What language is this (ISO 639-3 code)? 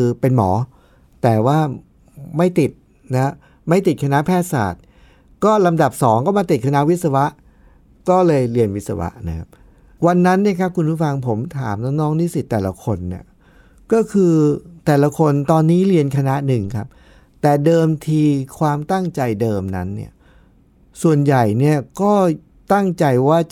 tha